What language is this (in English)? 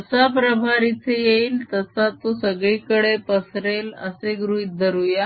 Marathi